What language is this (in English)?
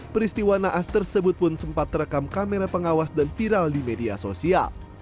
Indonesian